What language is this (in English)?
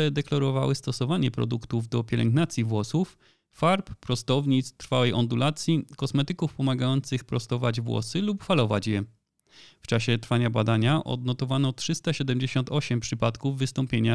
Polish